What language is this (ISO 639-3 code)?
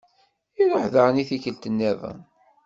kab